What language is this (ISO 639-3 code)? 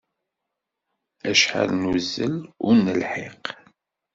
kab